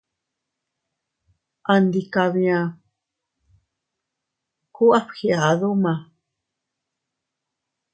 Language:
Teutila Cuicatec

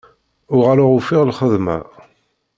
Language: Kabyle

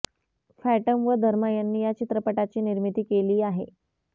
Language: Marathi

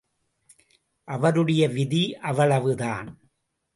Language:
Tamil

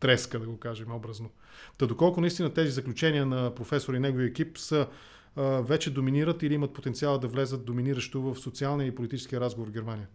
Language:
Bulgarian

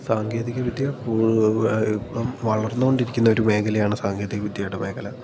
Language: Malayalam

